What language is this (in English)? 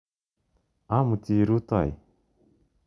Kalenjin